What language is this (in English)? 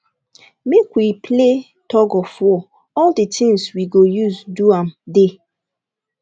Nigerian Pidgin